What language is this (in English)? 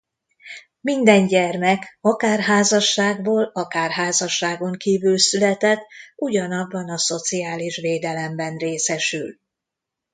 Hungarian